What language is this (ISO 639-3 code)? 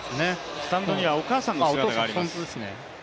jpn